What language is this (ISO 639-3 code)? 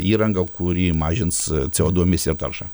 lit